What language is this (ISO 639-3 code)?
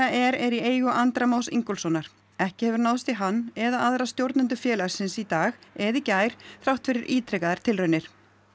isl